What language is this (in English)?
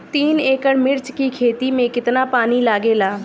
Bhojpuri